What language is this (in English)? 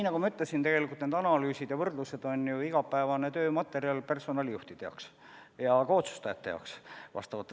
Estonian